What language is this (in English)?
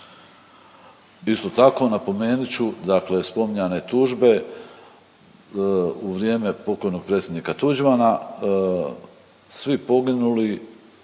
Croatian